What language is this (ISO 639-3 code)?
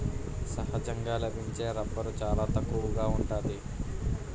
tel